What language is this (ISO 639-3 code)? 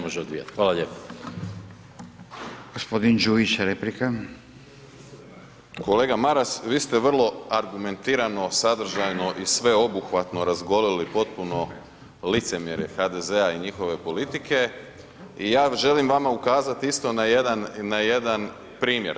hrv